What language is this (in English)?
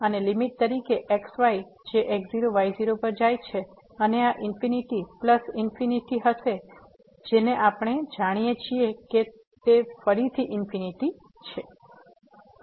Gujarati